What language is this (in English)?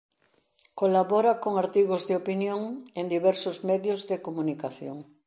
Galician